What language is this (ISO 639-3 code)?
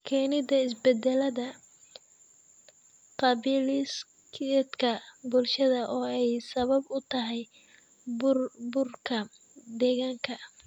som